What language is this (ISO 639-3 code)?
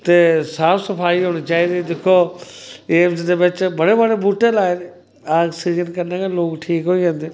doi